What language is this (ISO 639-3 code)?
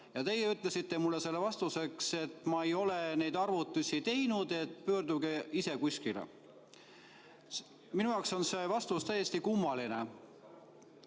est